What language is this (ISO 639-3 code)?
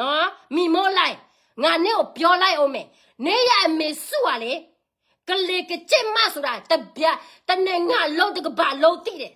tha